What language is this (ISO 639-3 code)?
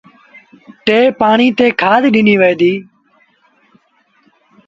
sbn